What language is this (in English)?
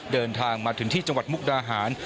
Thai